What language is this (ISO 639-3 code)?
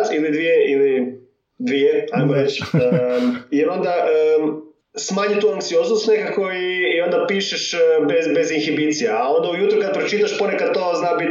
hrv